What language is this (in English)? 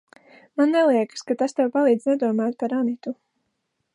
Latvian